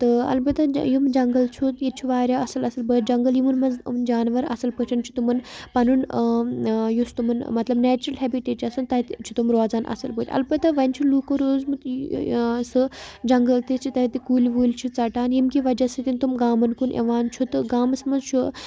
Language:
Kashmiri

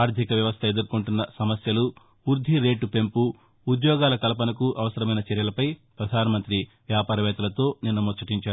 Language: Telugu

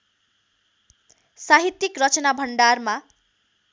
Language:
Nepali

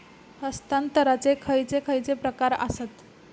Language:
Marathi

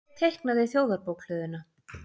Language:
Icelandic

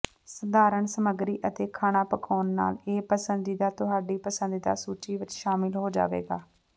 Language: Punjabi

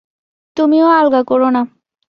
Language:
Bangla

